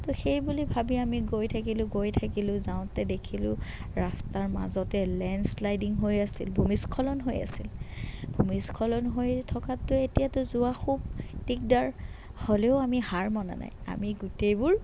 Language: Assamese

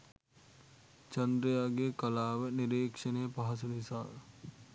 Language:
Sinhala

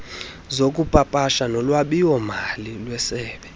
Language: Xhosa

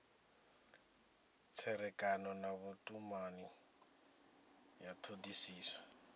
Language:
Venda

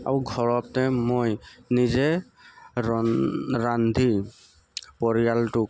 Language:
Assamese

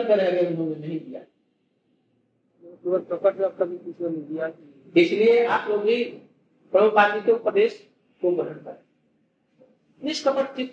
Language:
Hindi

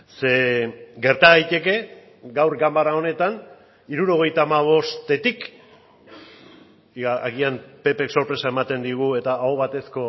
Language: Basque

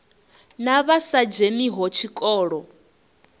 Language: Venda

